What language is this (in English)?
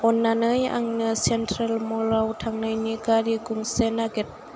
Bodo